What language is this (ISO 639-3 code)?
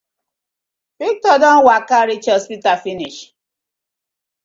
pcm